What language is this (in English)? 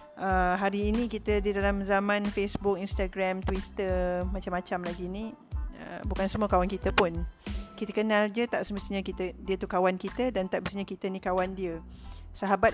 Malay